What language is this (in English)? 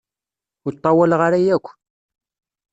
Kabyle